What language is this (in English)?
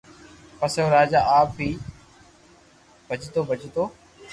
Loarki